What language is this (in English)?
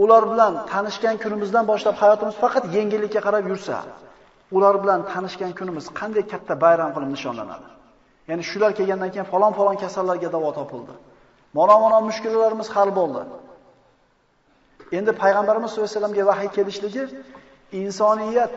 Turkish